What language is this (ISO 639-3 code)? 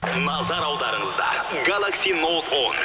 kaz